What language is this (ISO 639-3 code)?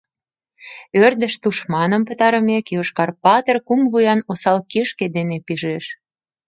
chm